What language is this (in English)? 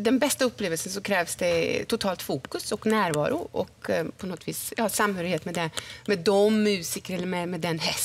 Swedish